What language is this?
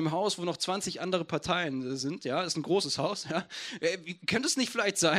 German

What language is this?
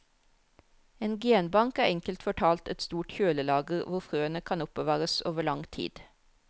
Norwegian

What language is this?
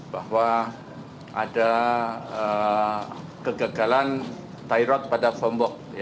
Indonesian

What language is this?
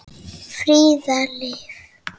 Icelandic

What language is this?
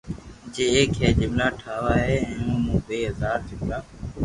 Loarki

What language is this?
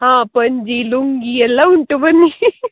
Kannada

